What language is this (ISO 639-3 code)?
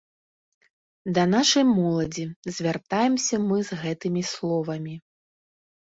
bel